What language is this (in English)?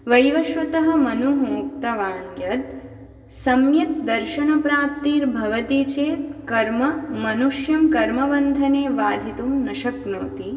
Sanskrit